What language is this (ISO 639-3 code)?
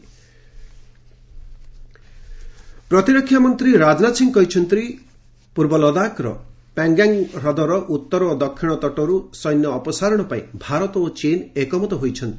ori